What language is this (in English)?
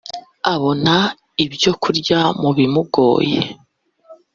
Kinyarwanda